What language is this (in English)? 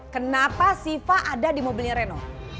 Indonesian